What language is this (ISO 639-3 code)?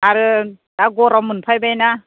brx